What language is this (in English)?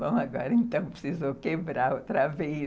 Portuguese